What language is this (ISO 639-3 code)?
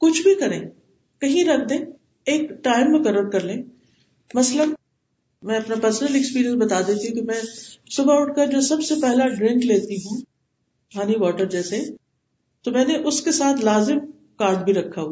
urd